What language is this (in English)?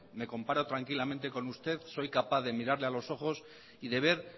Spanish